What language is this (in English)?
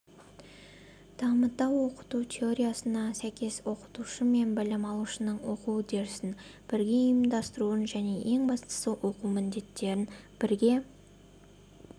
Kazakh